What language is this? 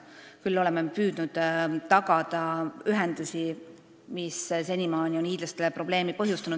Estonian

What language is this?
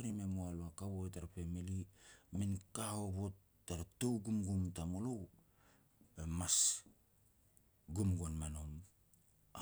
Petats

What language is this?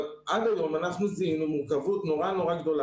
Hebrew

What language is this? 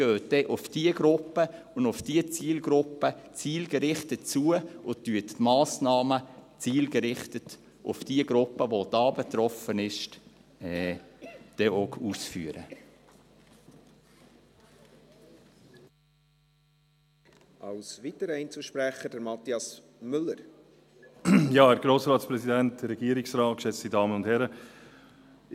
Swiss German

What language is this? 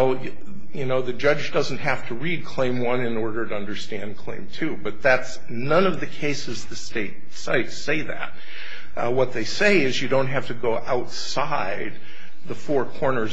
English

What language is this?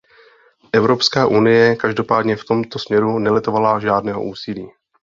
Czech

